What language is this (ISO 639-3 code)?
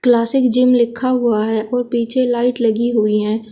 hin